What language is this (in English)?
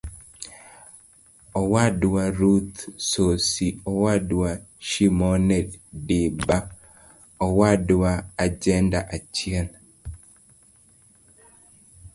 Luo (Kenya and Tanzania)